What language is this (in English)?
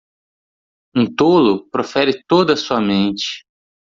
Portuguese